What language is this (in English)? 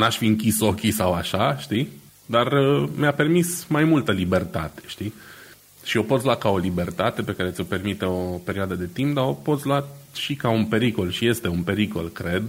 Romanian